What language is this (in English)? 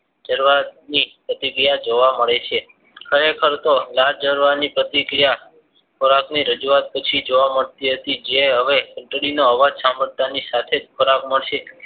Gujarati